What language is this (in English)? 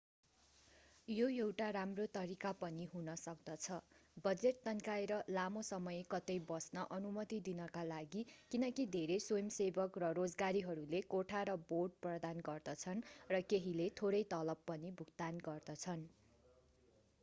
Nepali